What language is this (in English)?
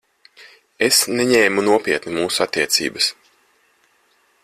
Latvian